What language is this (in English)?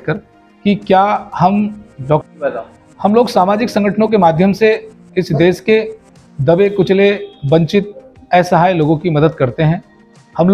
Hindi